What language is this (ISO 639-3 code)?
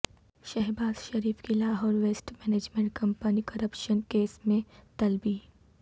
urd